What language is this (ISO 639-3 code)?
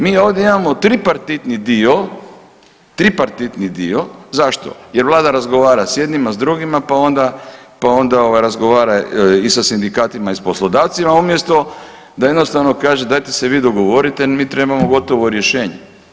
hrv